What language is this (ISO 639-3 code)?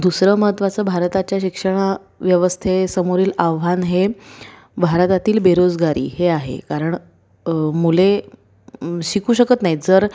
mar